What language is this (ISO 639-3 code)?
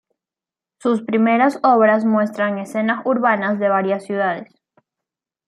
spa